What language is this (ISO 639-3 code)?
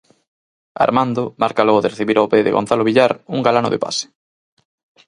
glg